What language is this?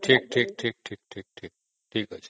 Odia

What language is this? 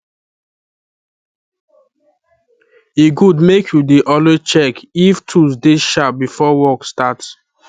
Nigerian Pidgin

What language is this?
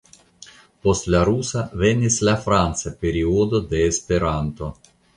Esperanto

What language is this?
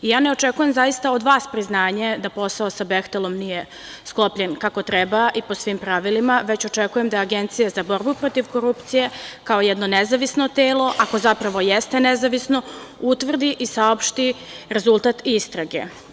Serbian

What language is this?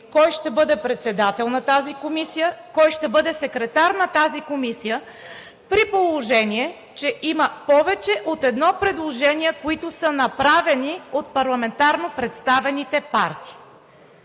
Bulgarian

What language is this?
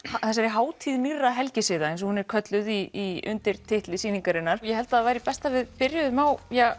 Icelandic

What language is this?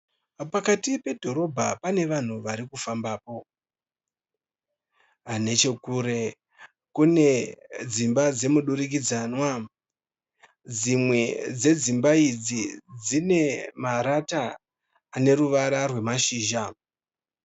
Shona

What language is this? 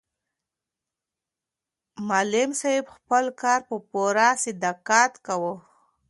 Pashto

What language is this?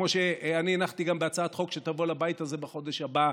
Hebrew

